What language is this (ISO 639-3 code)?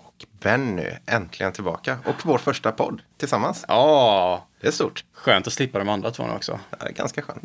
swe